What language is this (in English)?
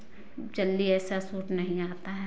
Hindi